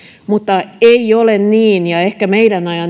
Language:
Finnish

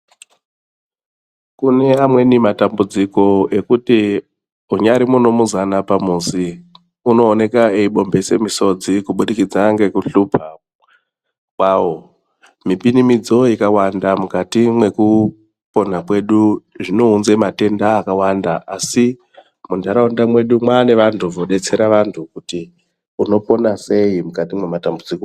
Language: Ndau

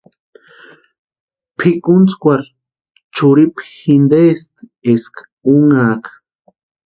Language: Western Highland Purepecha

